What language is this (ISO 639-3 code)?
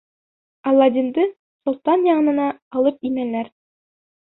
bak